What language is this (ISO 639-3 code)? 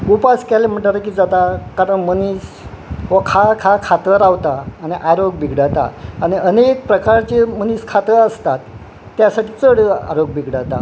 kok